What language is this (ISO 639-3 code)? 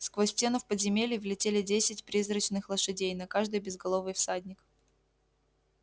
rus